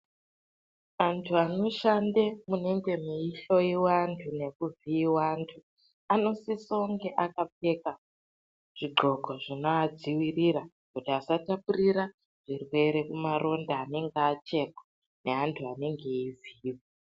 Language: Ndau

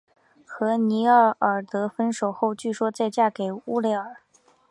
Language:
Chinese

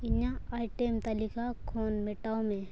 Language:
Santali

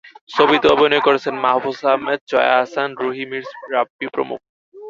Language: Bangla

